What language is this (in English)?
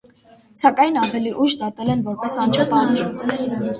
Armenian